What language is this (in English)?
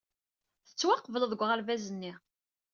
Kabyle